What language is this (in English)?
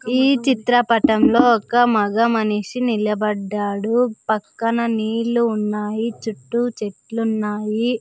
Telugu